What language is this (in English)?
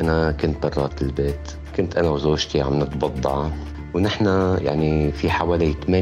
Arabic